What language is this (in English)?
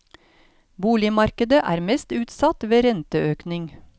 Norwegian